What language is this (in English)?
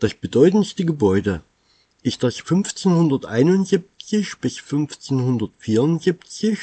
German